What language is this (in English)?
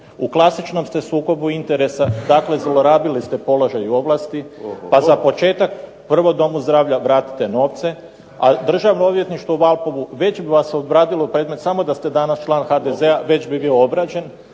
Croatian